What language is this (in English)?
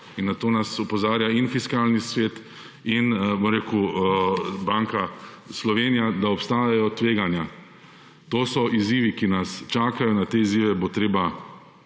Slovenian